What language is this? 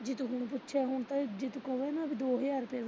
Punjabi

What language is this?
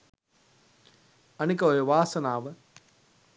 Sinhala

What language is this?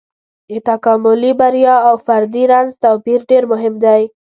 Pashto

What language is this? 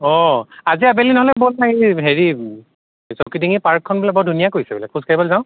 Assamese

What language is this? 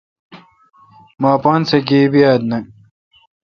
Kalkoti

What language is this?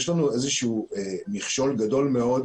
Hebrew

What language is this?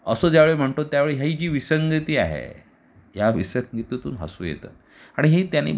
Marathi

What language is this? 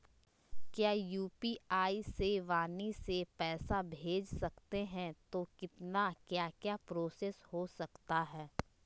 Magahi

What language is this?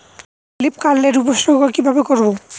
Bangla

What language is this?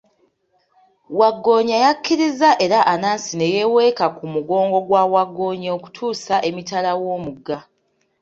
Ganda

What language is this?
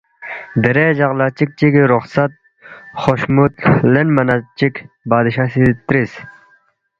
Balti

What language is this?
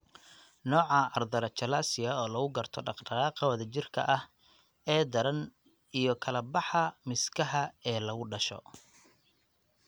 Somali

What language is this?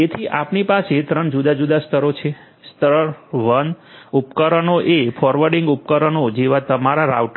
Gujarati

